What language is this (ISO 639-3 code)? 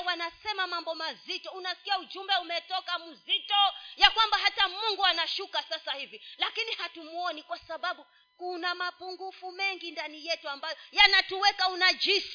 swa